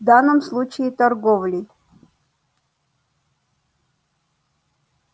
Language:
Russian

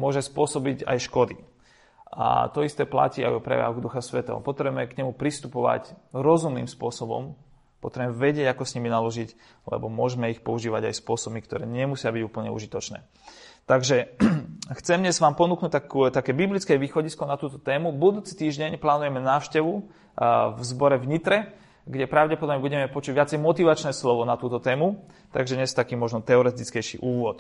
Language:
Slovak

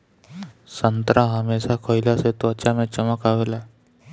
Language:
Bhojpuri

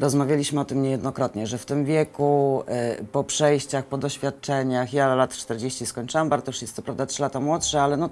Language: Polish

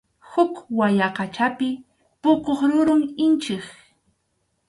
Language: Arequipa-La Unión Quechua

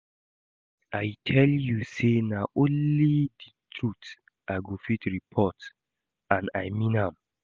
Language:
Nigerian Pidgin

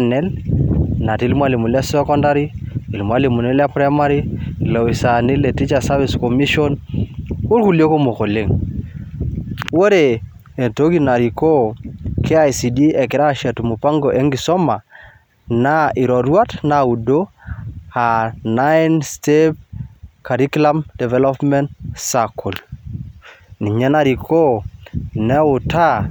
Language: Masai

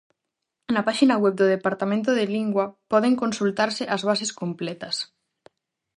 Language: Galician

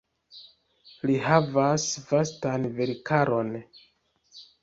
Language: Esperanto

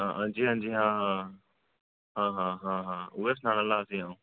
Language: Dogri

